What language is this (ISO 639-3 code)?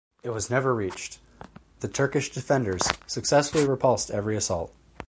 eng